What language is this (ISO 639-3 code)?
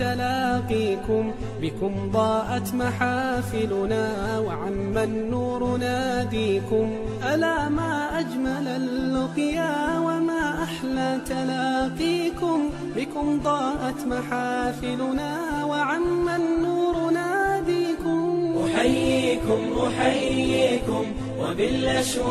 ara